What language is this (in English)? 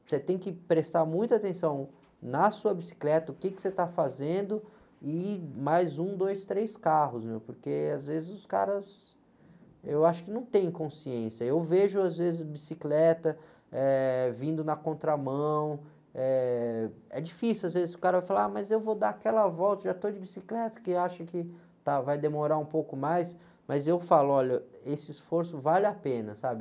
Portuguese